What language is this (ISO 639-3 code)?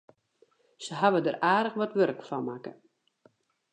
fry